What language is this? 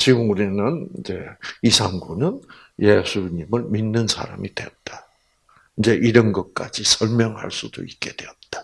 Korean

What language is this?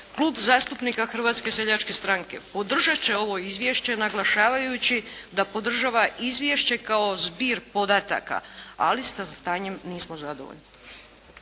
Croatian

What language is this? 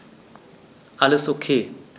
German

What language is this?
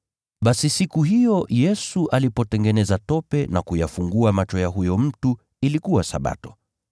Swahili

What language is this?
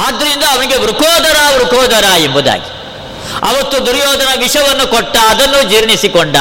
Kannada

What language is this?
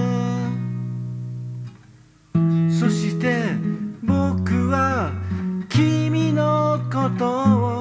Japanese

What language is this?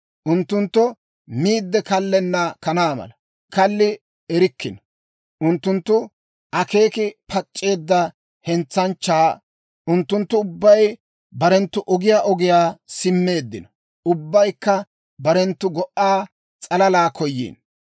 Dawro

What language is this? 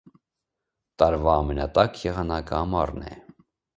Armenian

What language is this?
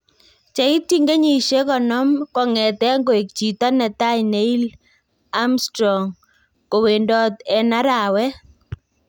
Kalenjin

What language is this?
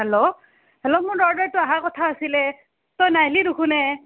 Assamese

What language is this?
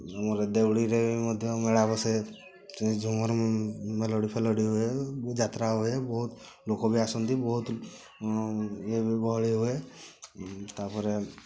Odia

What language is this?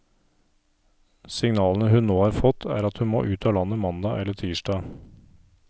Norwegian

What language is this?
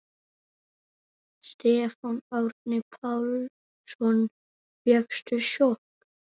Icelandic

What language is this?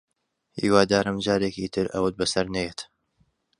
Central Kurdish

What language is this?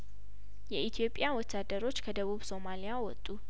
Amharic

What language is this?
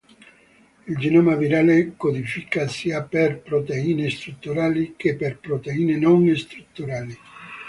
Italian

